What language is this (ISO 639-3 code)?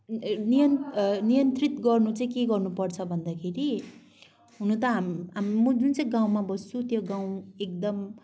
nep